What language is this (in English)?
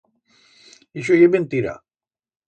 Aragonese